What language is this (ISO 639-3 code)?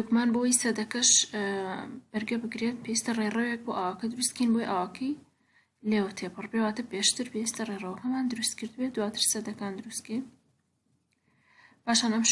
kur